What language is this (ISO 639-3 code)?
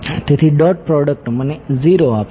guj